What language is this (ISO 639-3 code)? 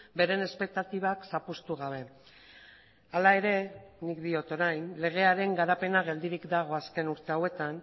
eus